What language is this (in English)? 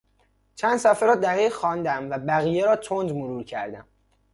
Persian